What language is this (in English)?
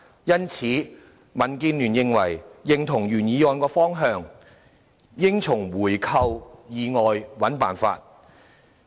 Cantonese